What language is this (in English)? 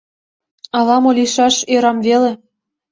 Mari